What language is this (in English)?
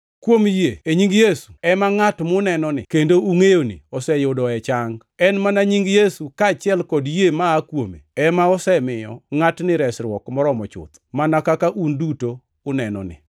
Luo (Kenya and Tanzania)